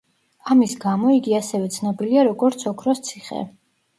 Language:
Georgian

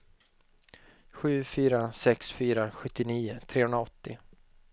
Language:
Swedish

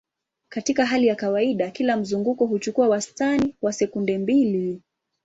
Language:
Swahili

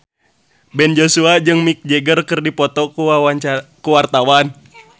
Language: Sundanese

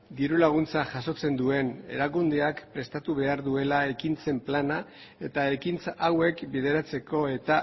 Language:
Basque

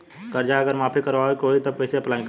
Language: Bhojpuri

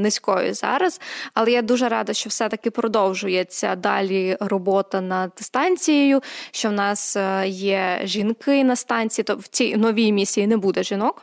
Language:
Ukrainian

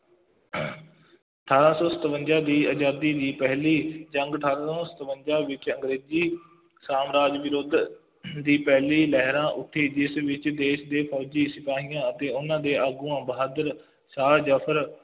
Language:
Punjabi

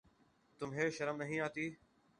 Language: Urdu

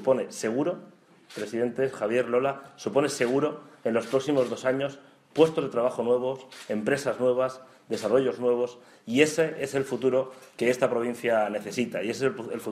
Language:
Spanish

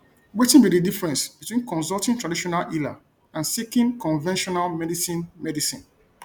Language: Nigerian Pidgin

